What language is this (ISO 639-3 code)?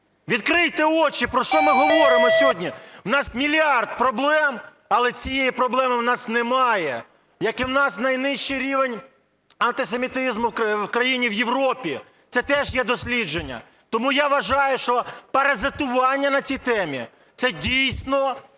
ukr